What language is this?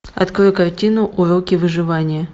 Russian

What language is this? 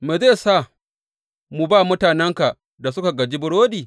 Hausa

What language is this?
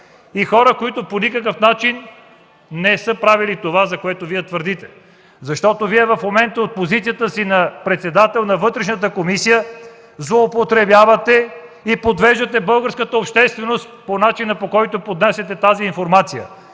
Bulgarian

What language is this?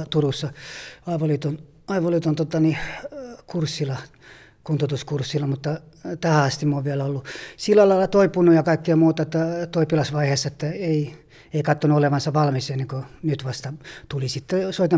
Finnish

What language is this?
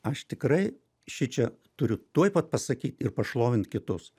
Lithuanian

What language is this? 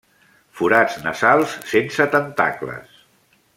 Catalan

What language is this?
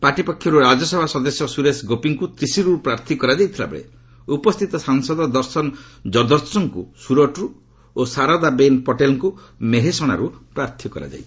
Odia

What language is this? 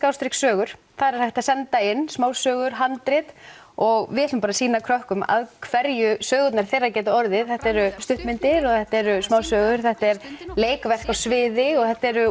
Icelandic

